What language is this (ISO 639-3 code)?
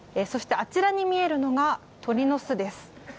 jpn